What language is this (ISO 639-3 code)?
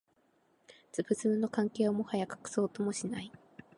jpn